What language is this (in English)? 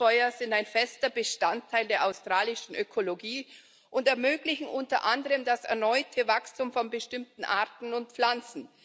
German